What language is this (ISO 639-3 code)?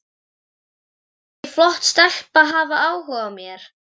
isl